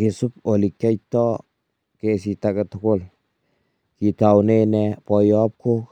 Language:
Kalenjin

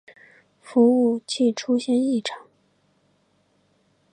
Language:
Chinese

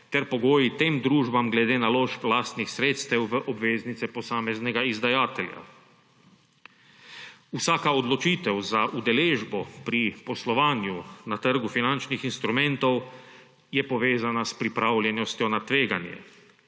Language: Slovenian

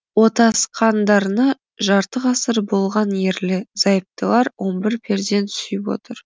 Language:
Kazakh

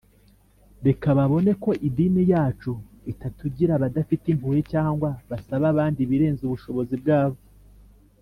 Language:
Kinyarwanda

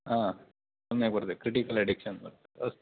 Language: Sanskrit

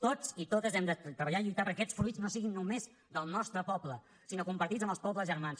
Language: Catalan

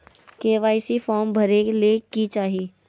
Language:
Magahi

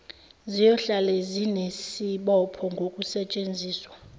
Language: Zulu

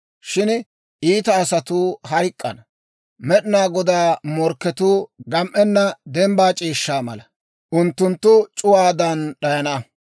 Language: Dawro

